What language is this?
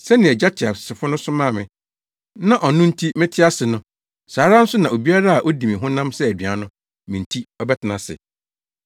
Akan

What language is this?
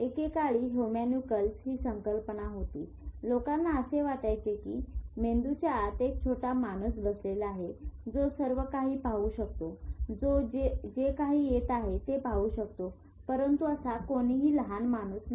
Marathi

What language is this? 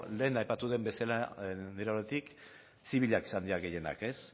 Basque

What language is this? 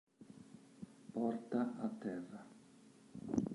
Italian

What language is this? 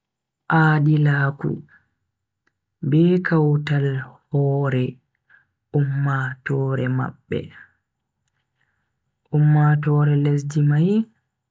Bagirmi Fulfulde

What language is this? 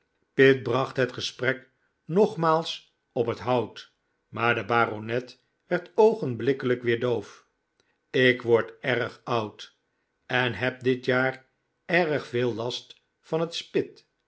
Dutch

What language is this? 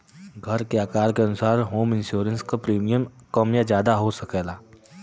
Bhojpuri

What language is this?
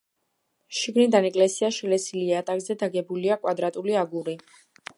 Georgian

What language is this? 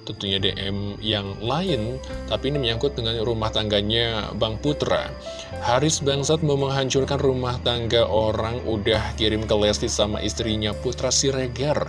Indonesian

